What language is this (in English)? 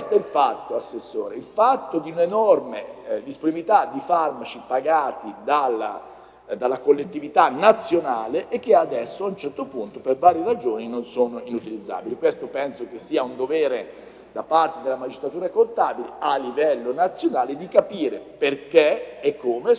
Italian